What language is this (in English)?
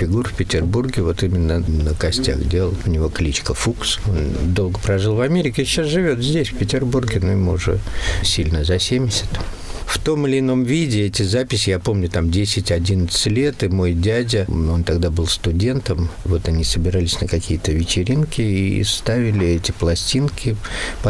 Russian